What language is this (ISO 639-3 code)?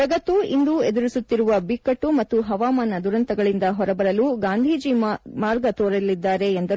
kan